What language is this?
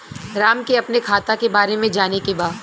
Bhojpuri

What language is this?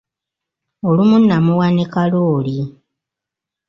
Ganda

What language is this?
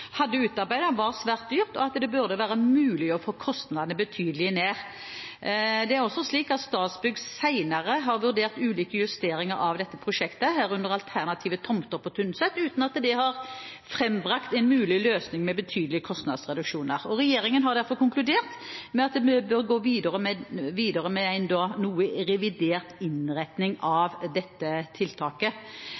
Norwegian Bokmål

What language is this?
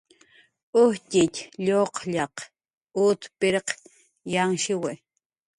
Jaqaru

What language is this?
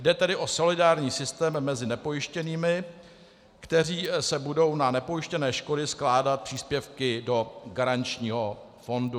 Czech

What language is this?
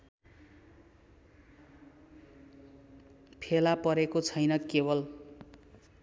Nepali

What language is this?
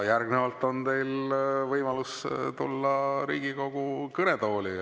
Estonian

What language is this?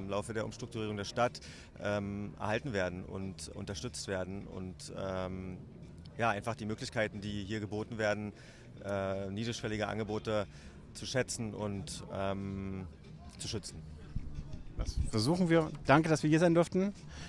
German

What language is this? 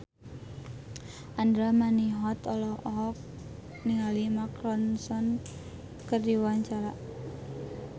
Sundanese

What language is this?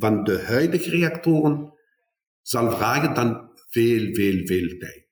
Dutch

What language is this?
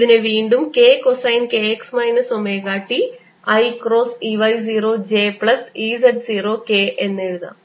Malayalam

